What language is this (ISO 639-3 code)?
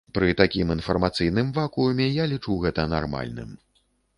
bel